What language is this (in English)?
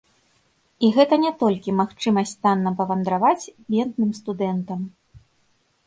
Belarusian